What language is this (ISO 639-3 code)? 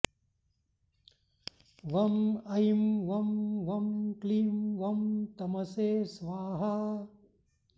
san